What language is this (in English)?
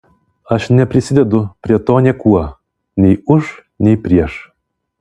Lithuanian